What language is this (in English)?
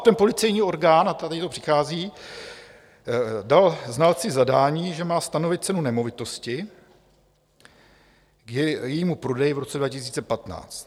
Czech